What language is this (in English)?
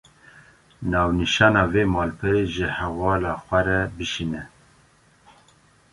Kurdish